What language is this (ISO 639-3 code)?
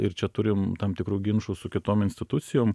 lit